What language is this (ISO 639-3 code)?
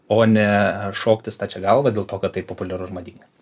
lit